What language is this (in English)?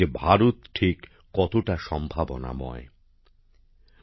Bangla